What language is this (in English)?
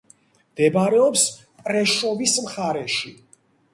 Georgian